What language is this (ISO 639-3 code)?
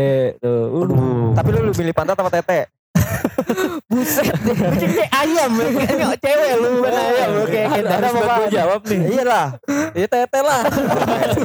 ind